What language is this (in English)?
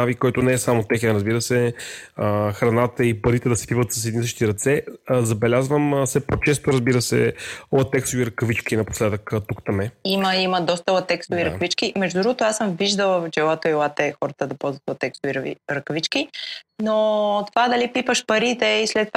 Bulgarian